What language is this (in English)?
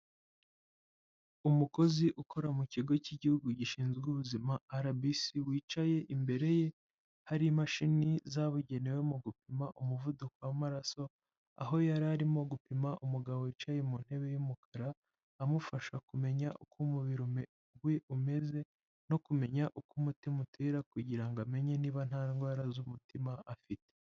Kinyarwanda